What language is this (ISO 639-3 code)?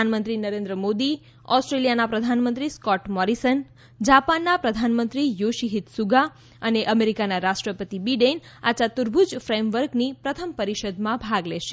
guj